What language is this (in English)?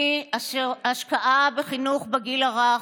Hebrew